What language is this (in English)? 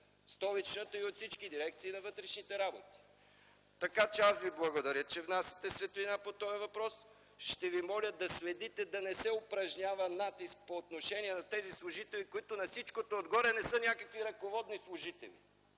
Bulgarian